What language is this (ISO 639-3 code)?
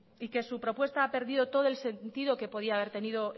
spa